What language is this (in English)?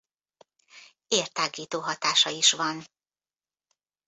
Hungarian